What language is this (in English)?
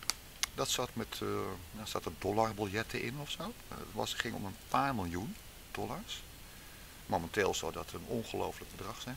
Dutch